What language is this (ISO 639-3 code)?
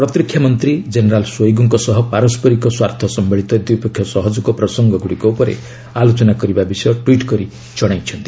ori